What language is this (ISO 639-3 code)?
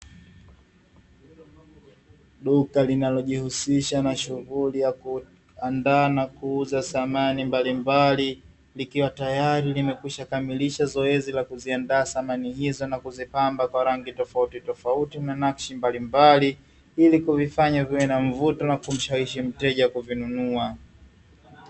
swa